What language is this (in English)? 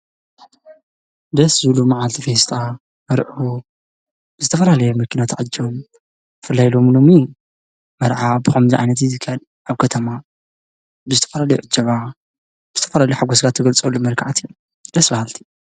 Tigrinya